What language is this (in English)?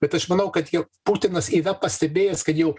Lithuanian